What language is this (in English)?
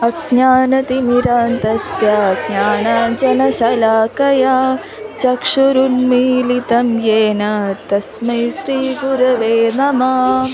Sanskrit